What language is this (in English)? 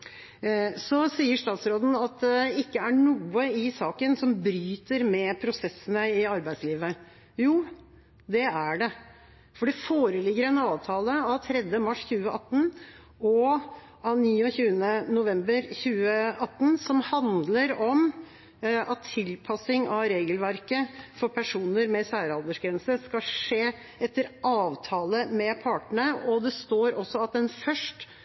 Norwegian Bokmål